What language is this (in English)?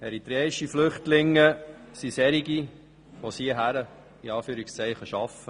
Swiss German